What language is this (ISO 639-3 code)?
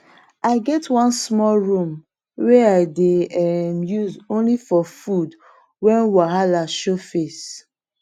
pcm